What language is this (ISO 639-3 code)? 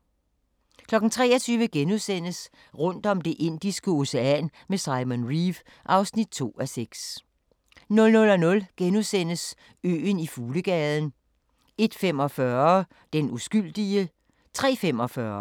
dan